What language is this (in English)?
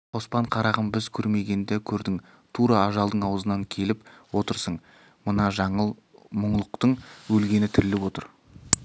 Kazakh